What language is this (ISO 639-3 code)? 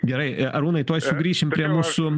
lit